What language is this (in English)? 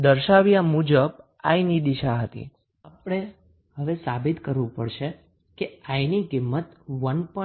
Gujarati